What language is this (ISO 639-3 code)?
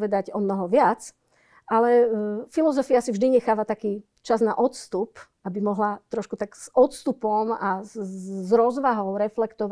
slk